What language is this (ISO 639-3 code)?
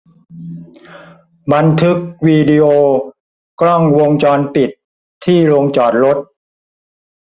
tha